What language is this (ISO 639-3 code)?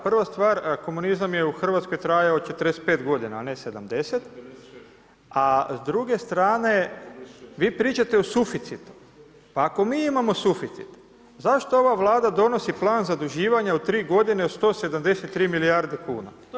hrv